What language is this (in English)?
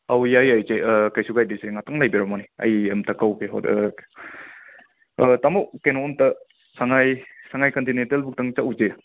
Manipuri